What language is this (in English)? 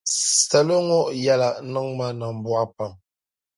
Dagbani